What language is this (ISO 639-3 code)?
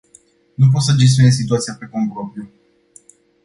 ron